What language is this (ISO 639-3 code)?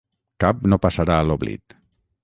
cat